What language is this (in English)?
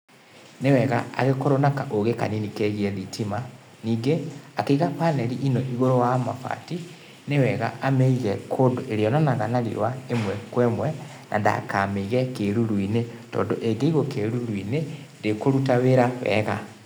Kikuyu